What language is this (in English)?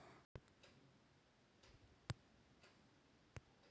Chhattisgarhi